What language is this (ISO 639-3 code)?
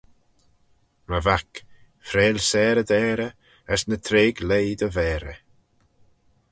glv